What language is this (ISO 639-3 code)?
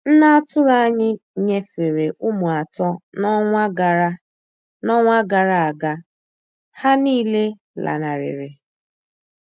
ibo